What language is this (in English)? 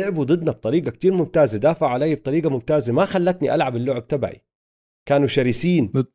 Arabic